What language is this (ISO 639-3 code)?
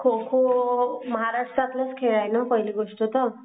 mar